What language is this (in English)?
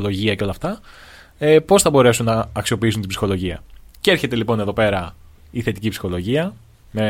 Greek